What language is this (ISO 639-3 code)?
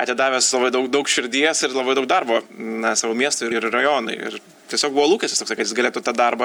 lit